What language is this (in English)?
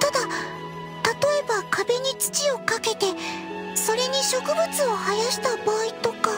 Japanese